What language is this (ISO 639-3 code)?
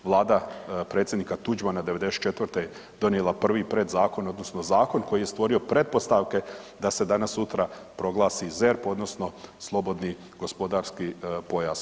hrv